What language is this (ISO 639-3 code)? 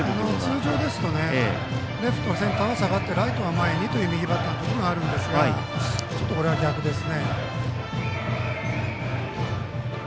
jpn